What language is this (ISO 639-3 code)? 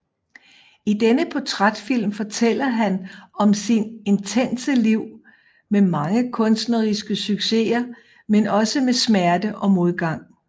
dan